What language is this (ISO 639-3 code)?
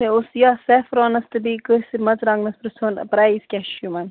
kas